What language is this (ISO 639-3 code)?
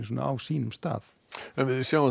isl